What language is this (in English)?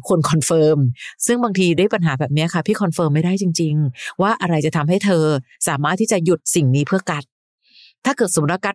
Thai